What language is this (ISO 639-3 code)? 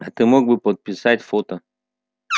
rus